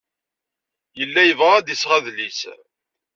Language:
Kabyle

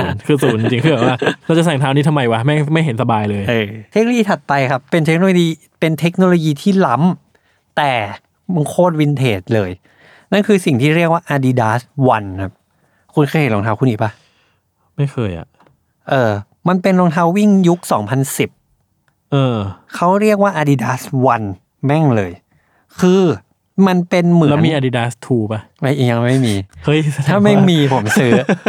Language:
Thai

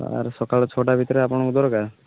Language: Odia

